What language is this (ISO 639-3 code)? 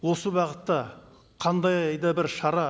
kaz